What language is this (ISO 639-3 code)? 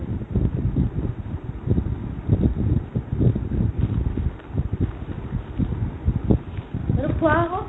asm